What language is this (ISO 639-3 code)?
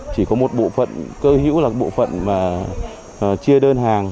vie